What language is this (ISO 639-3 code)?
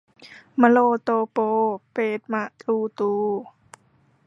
tha